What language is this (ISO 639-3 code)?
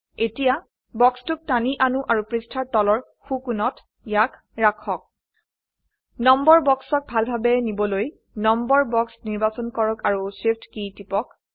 asm